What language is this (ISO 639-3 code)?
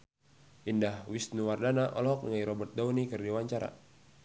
sun